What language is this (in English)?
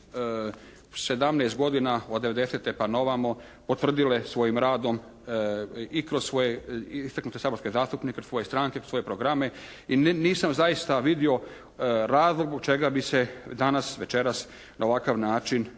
Croatian